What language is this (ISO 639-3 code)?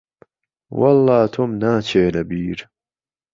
ckb